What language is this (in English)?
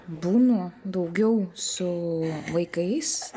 Lithuanian